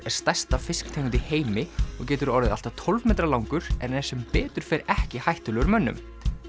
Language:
Icelandic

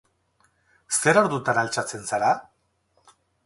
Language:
Basque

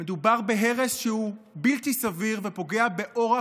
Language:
Hebrew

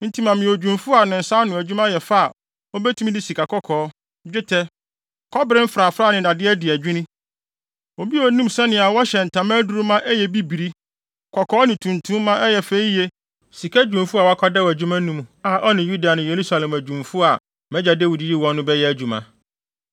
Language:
Akan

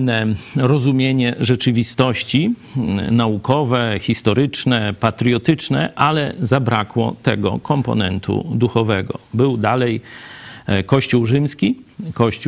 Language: Polish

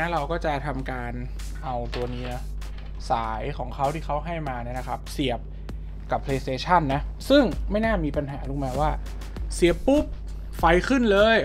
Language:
Thai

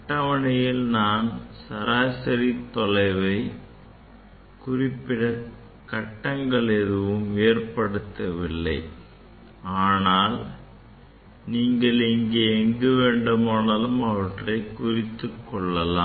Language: Tamil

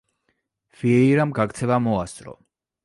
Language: Georgian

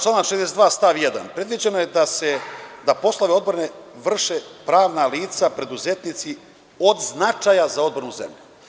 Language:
Serbian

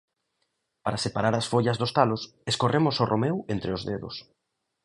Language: Galician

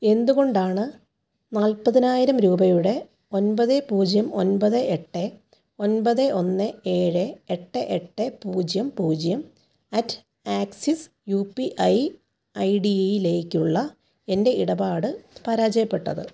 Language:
Malayalam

